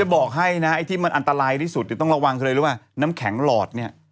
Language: Thai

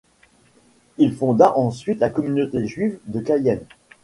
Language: French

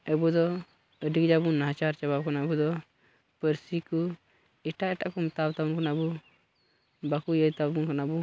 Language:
Santali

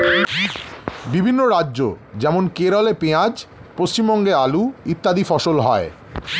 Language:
Bangla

